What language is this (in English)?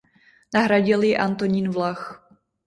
Czech